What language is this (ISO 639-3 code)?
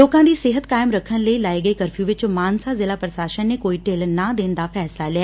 pan